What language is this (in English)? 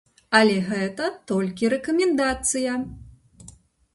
Belarusian